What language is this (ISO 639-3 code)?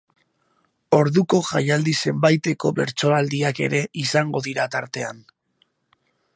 eus